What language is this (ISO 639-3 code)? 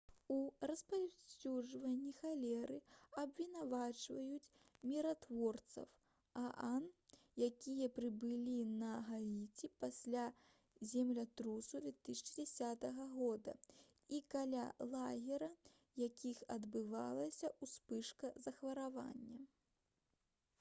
bel